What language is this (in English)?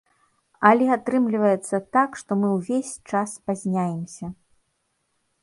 Belarusian